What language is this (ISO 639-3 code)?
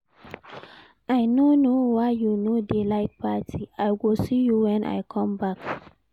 pcm